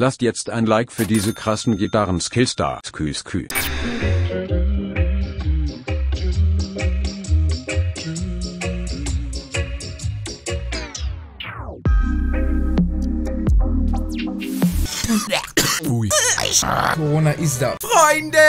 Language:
German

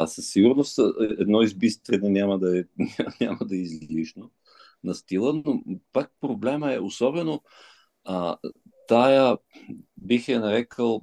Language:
Bulgarian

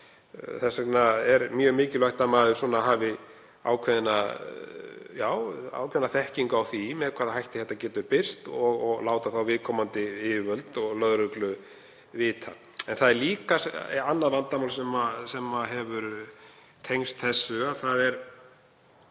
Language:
Icelandic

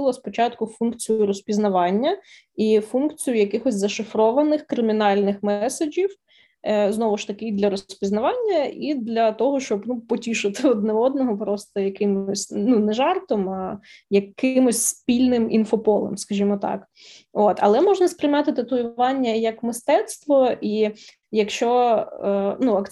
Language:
Ukrainian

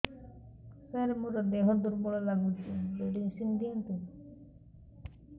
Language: Odia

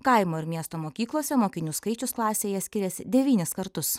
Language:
Lithuanian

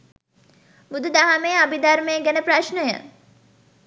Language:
Sinhala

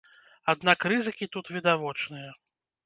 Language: Belarusian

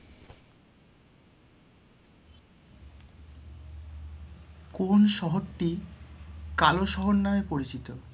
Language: Bangla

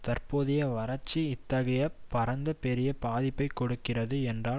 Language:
Tamil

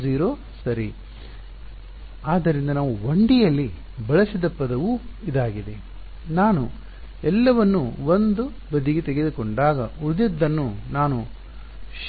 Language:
Kannada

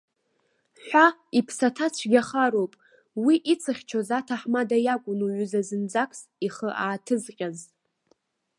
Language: Abkhazian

